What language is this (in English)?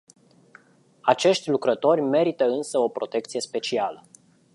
Romanian